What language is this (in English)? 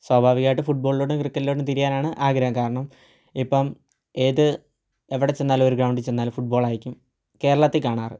Malayalam